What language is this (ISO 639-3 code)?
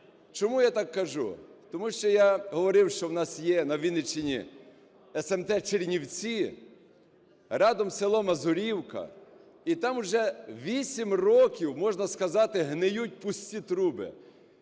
ukr